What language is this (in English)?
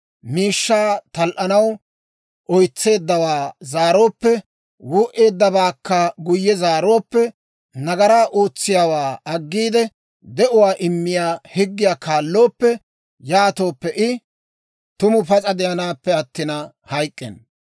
Dawro